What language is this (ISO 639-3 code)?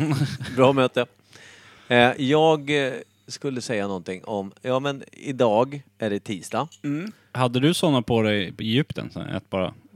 swe